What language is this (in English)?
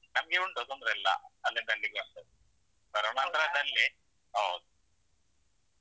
Kannada